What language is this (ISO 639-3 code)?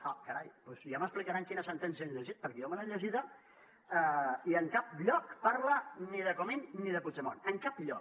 cat